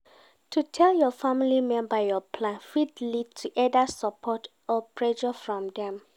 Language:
Nigerian Pidgin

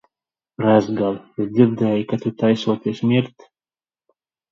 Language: Latvian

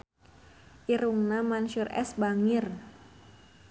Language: Sundanese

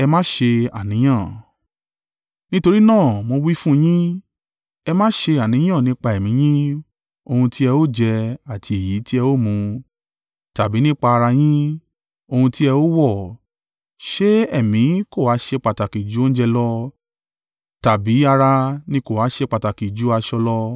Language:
Yoruba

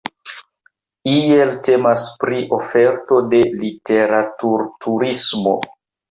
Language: Esperanto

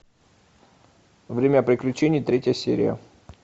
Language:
Russian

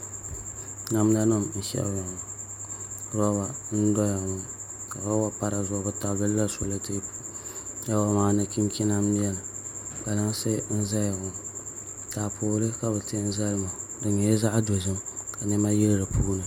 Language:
Dagbani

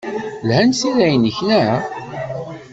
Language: Kabyle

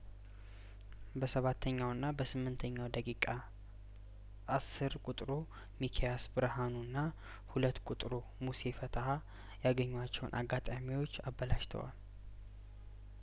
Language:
Amharic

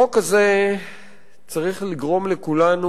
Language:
Hebrew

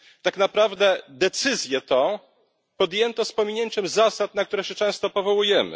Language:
Polish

